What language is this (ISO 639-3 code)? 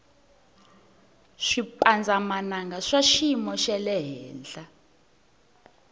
tso